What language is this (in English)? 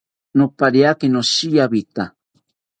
South Ucayali Ashéninka